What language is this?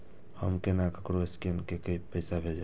Maithili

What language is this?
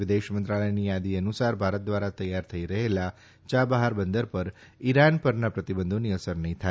Gujarati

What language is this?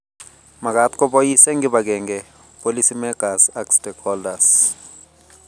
Kalenjin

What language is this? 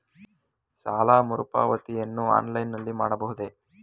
Kannada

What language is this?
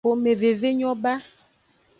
Aja (Benin)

